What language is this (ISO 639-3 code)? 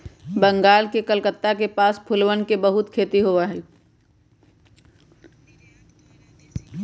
mag